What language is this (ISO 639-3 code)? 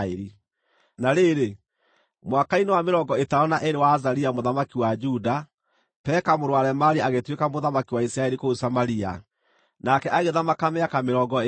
kik